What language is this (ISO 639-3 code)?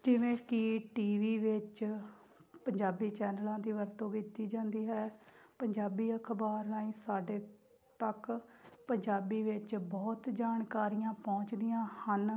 pan